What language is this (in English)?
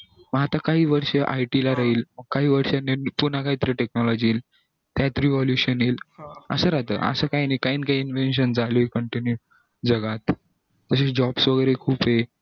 Marathi